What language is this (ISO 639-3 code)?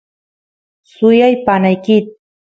qus